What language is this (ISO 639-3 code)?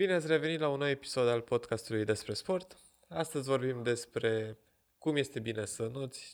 ron